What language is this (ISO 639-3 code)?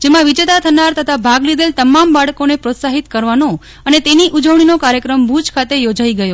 guj